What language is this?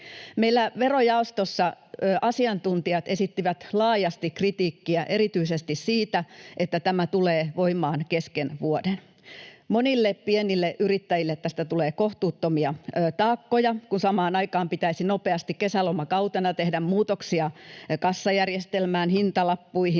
Finnish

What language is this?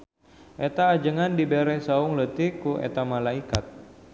Sundanese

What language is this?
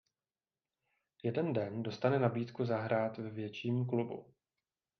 Czech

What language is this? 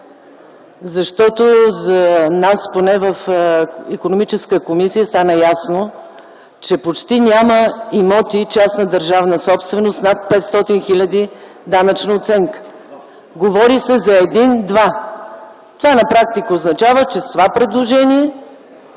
Bulgarian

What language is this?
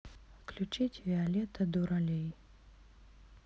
Russian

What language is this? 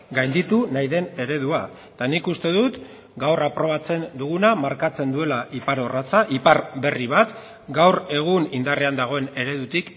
Basque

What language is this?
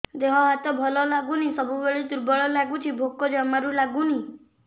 Odia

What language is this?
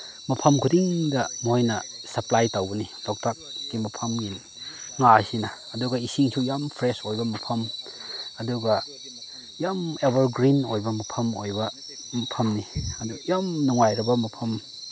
Manipuri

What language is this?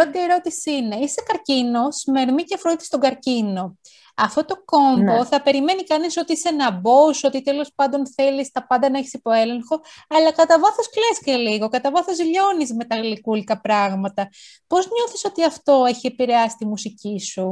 Greek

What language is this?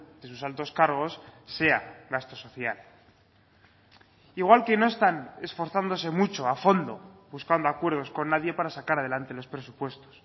Spanish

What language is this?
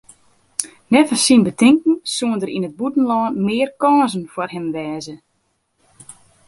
Western Frisian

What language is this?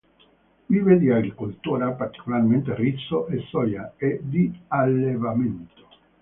Italian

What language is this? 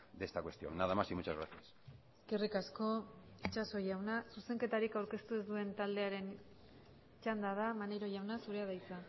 Basque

